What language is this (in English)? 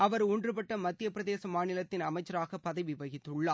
Tamil